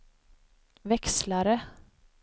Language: Swedish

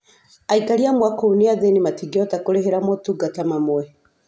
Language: Kikuyu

